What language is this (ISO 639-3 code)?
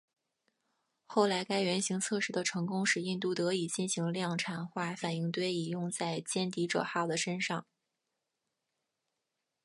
zho